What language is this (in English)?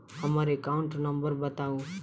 Maithili